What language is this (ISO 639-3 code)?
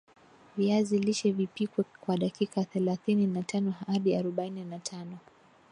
swa